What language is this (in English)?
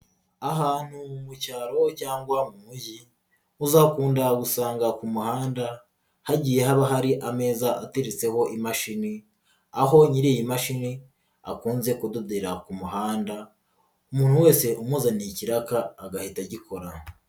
Kinyarwanda